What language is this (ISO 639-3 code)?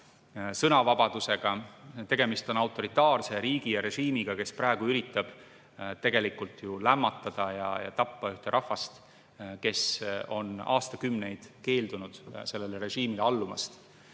est